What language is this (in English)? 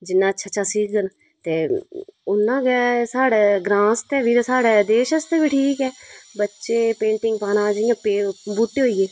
Dogri